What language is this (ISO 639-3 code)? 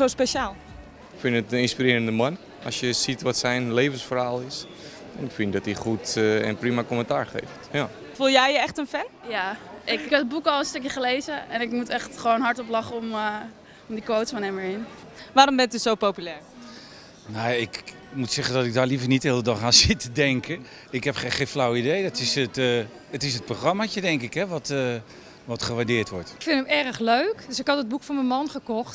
nld